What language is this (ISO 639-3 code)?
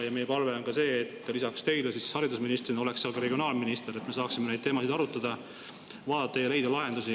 est